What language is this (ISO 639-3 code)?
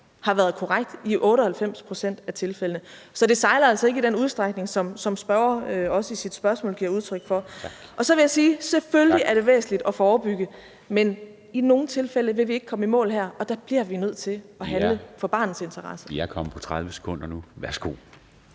dan